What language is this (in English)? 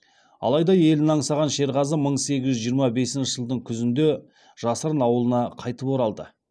Kazakh